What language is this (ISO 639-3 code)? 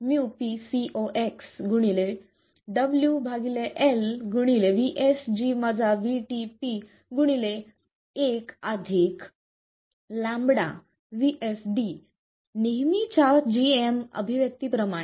mar